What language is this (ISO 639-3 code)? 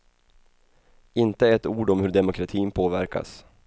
swe